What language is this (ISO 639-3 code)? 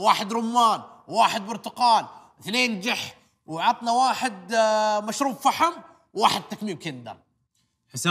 ara